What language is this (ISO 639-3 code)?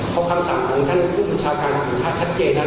tha